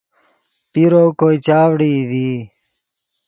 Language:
Yidgha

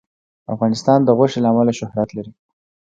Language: Pashto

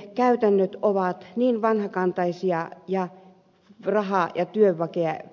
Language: Finnish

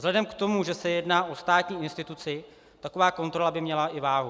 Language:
Czech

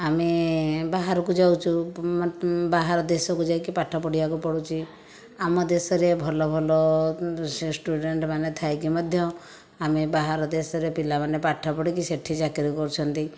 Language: Odia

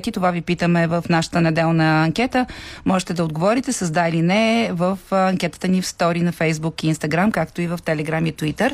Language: Bulgarian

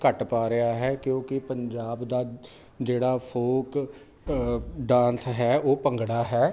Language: Punjabi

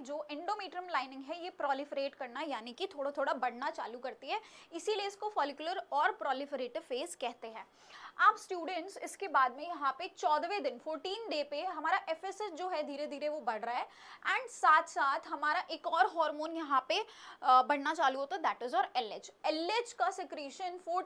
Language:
Hindi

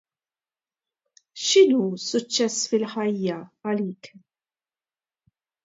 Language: Maltese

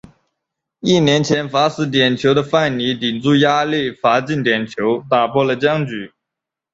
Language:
Chinese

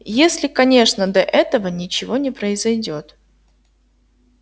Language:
Russian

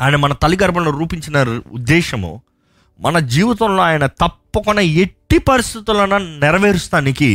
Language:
Telugu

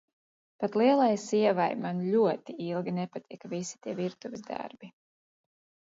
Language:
Latvian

